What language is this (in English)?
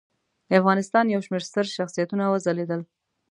Pashto